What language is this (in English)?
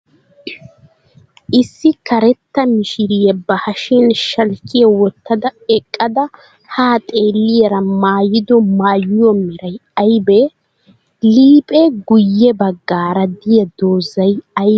Wolaytta